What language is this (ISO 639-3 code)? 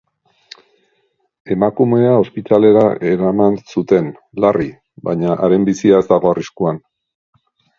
eus